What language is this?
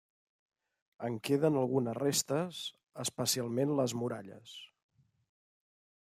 Catalan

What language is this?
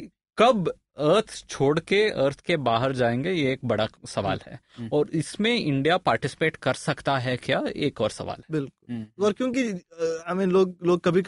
Hindi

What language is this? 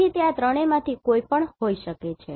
Gujarati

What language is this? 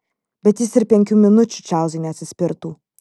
Lithuanian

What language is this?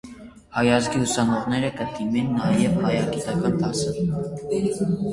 Armenian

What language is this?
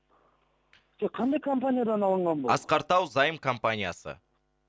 Kazakh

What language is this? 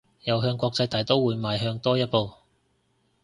Cantonese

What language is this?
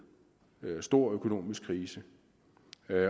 Danish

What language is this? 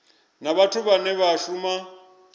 Venda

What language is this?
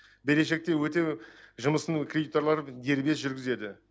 Kazakh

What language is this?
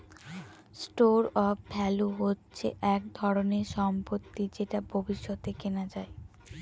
Bangla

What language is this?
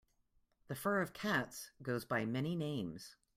English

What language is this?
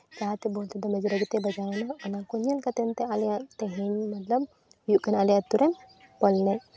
Santali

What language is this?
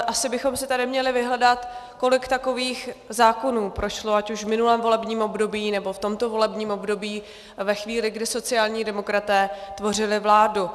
Czech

